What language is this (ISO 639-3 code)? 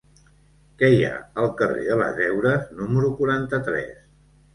cat